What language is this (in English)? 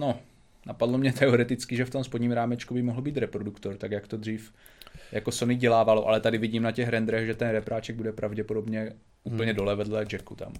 Czech